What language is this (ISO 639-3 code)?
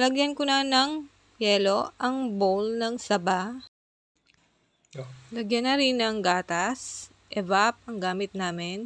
fil